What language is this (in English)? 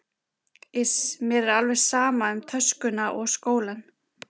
Icelandic